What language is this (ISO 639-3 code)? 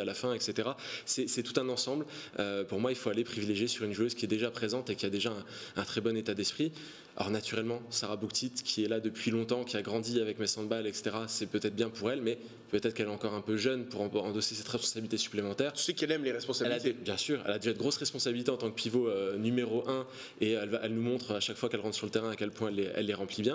fra